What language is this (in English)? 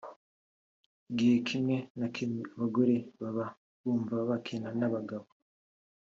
Kinyarwanda